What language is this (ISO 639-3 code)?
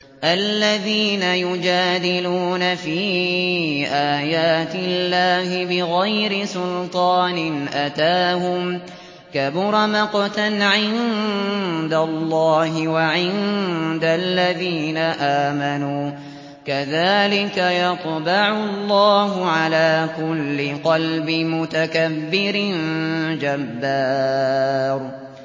ara